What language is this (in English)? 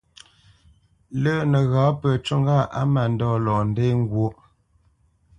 Bamenyam